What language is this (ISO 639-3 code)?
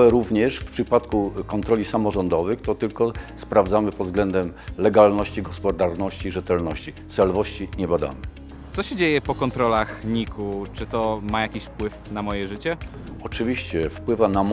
pol